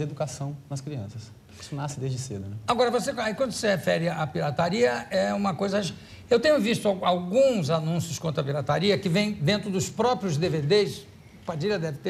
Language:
Portuguese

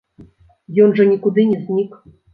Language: Belarusian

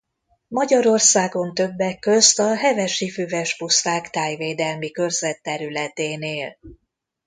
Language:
Hungarian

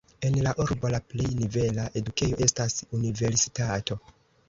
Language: Esperanto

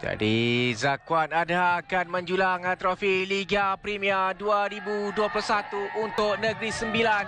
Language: Malay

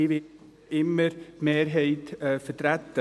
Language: Swiss German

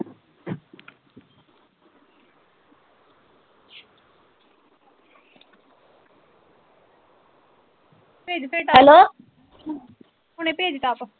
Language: Punjabi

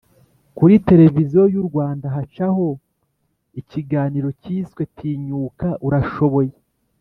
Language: Kinyarwanda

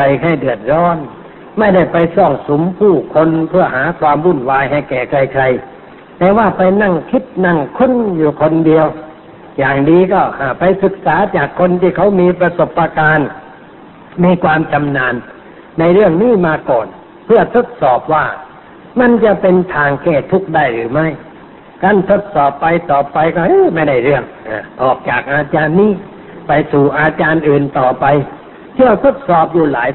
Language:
Thai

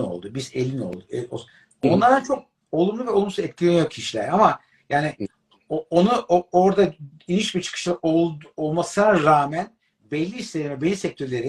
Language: Turkish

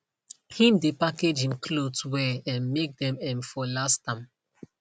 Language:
Nigerian Pidgin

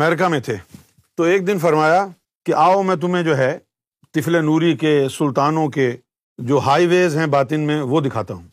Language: Urdu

